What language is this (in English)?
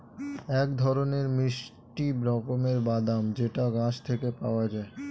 Bangla